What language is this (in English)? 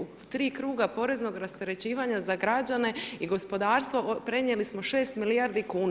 Croatian